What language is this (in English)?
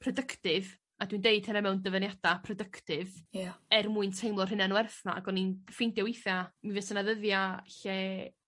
Welsh